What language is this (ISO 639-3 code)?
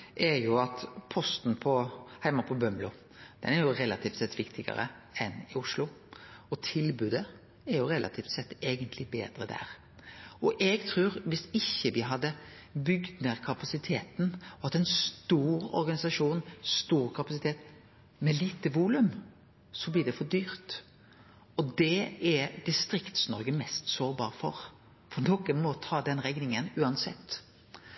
nno